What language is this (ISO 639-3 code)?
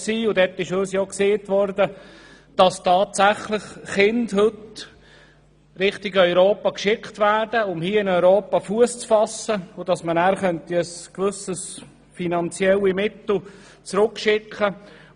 gsw